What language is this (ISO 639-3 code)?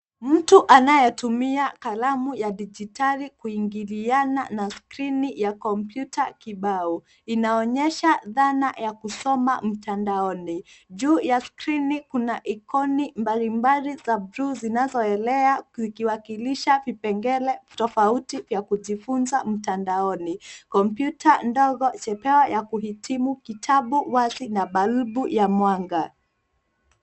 swa